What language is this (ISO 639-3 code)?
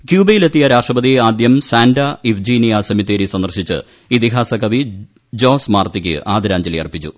mal